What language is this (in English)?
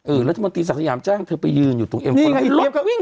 Thai